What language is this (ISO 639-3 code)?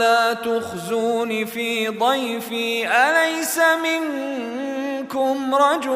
ara